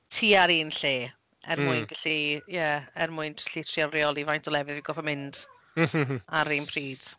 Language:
Welsh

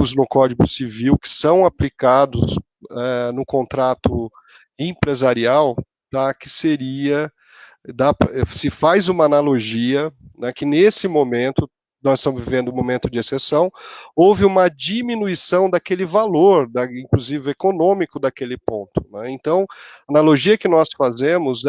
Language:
Portuguese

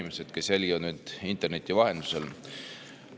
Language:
Estonian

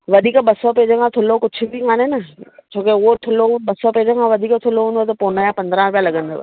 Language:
Sindhi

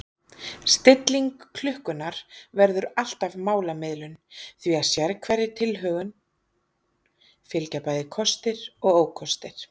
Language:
Icelandic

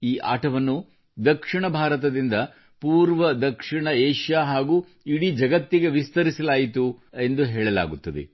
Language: Kannada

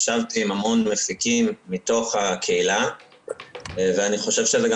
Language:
Hebrew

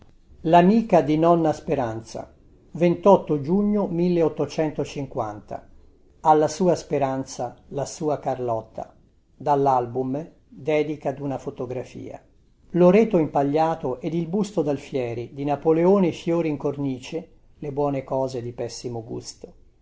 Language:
Italian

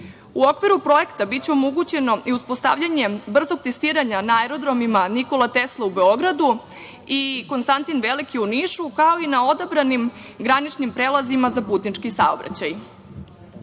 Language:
Serbian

